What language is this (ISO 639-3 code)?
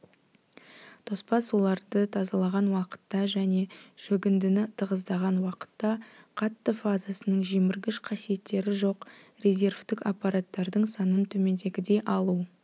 kaz